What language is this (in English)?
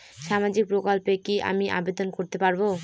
Bangla